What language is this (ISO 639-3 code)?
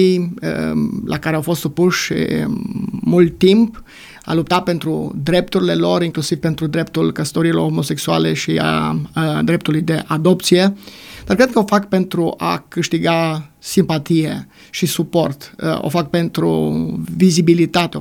ron